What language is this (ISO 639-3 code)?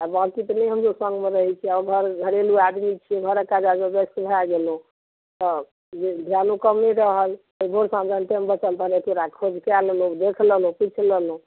mai